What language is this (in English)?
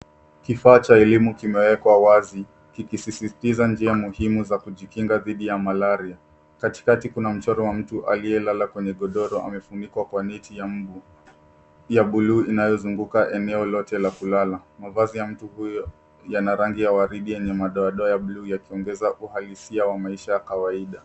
Swahili